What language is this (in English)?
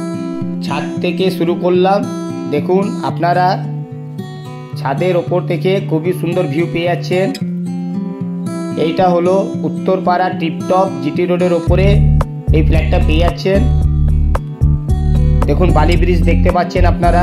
Hindi